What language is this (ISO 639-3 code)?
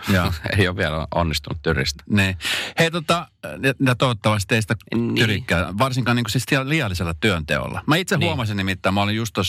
fin